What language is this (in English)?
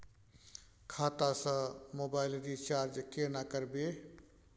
Maithili